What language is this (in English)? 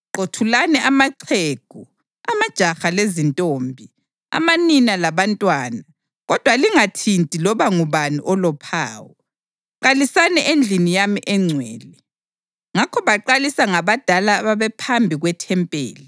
North Ndebele